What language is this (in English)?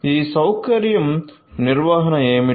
Telugu